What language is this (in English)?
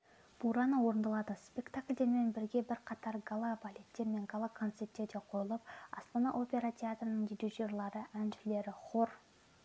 Kazakh